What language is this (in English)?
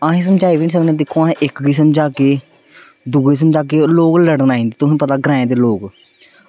Dogri